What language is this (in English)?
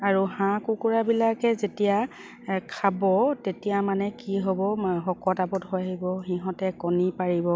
Assamese